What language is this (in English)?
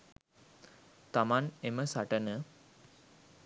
Sinhala